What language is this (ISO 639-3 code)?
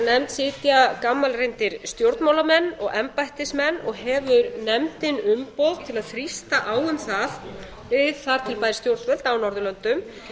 isl